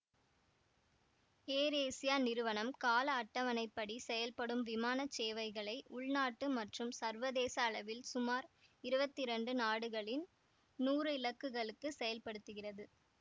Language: Tamil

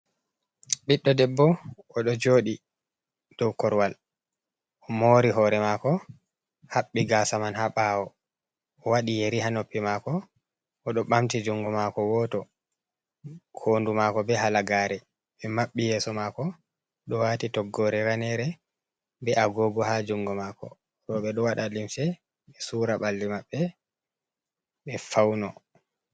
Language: Fula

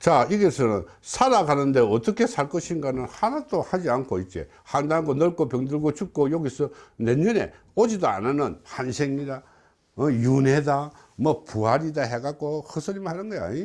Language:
Korean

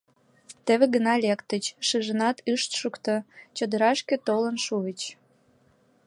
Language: Mari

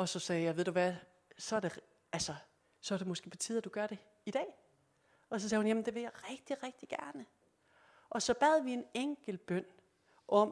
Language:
Danish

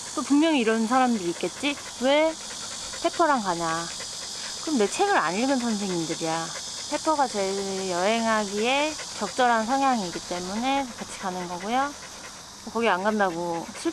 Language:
Korean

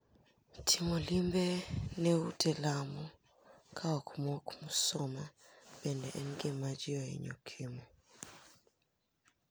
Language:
Luo (Kenya and Tanzania)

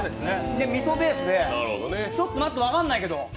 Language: Japanese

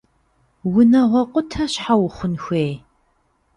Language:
Kabardian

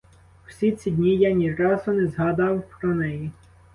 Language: Ukrainian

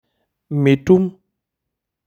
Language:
Masai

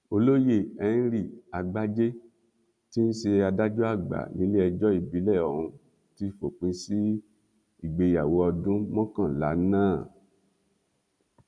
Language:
Yoruba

